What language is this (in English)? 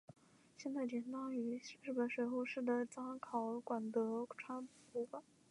Chinese